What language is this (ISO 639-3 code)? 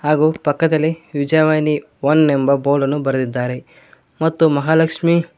kan